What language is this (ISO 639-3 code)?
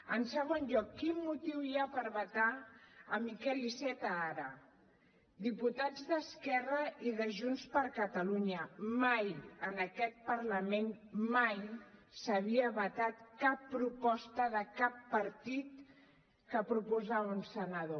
cat